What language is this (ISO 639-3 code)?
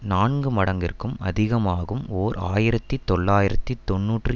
tam